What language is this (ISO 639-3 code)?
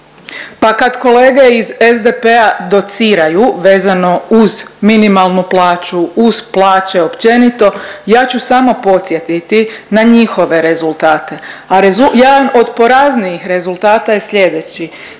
hrv